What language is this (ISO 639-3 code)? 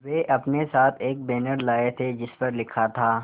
hin